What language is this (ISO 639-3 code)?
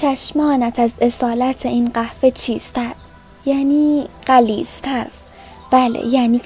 fas